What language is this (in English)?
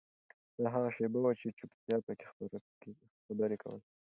Pashto